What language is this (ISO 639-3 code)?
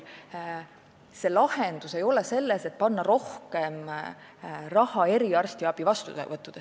est